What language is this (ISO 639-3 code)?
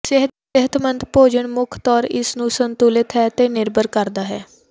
pan